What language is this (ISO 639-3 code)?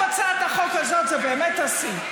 heb